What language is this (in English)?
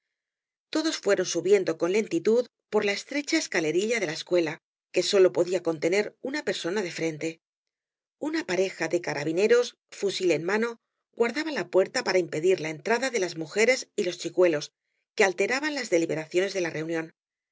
Spanish